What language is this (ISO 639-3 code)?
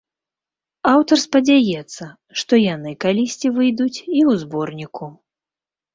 bel